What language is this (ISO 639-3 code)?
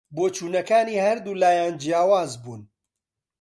ckb